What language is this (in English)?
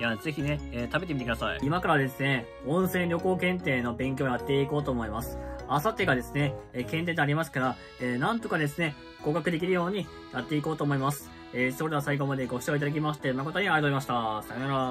Japanese